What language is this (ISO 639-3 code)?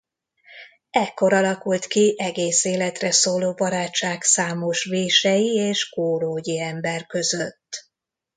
hun